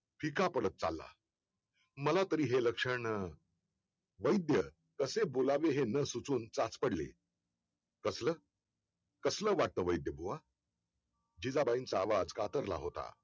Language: Marathi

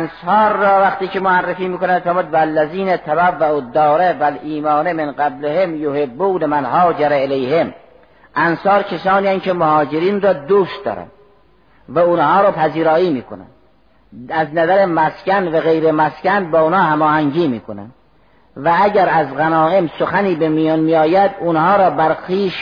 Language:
Persian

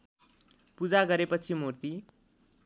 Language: Nepali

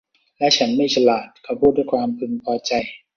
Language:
Thai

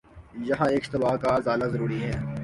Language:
Urdu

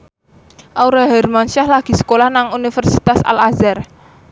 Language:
Javanese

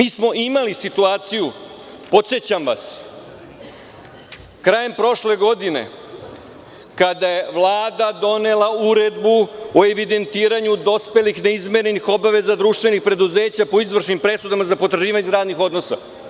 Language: Serbian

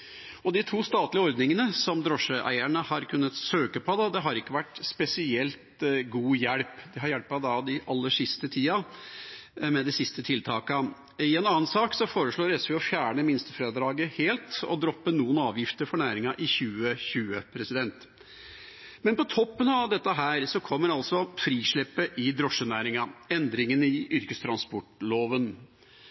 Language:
Norwegian Bokmål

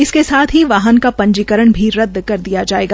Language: Hindi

